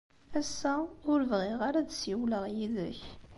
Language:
Kabyle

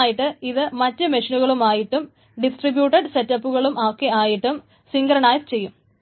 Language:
Malayalam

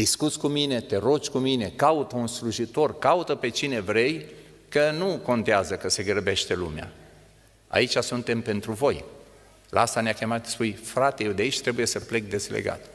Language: Romanian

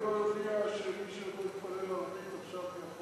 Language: Hebrew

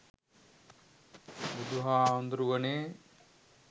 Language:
Sinhala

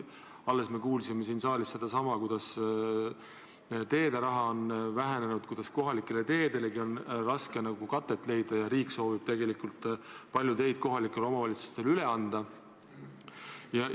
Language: Estonian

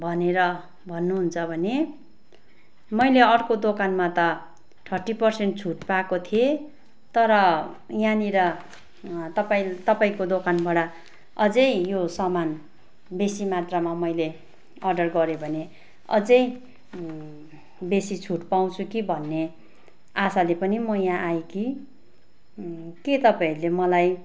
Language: Nepali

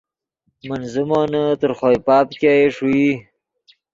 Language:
Yidgha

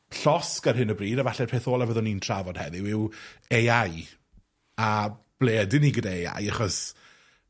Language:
Welsh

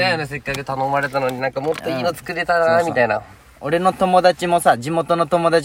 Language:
Japanese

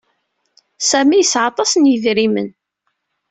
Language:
Kabyle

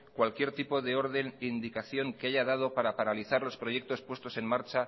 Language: Spanish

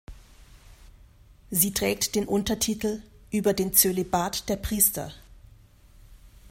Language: German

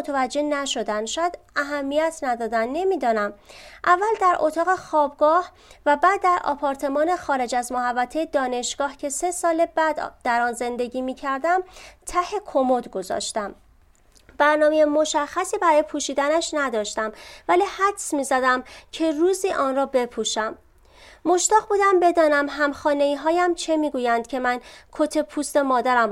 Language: Persian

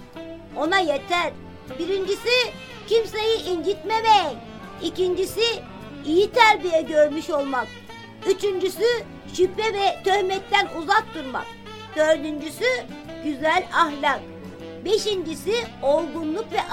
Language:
Turkish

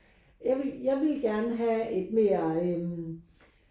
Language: Danish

